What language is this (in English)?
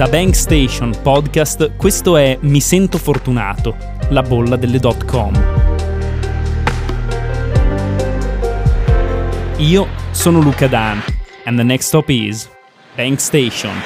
Italian